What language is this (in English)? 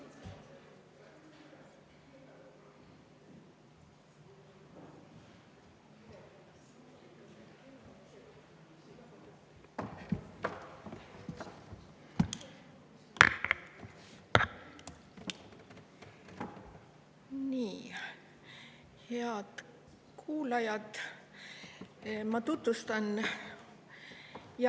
Estonian